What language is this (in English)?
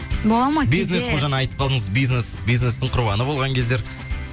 Kazakh